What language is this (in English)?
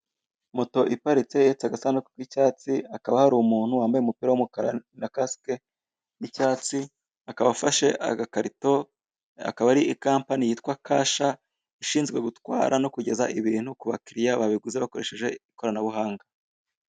Kinyarwanda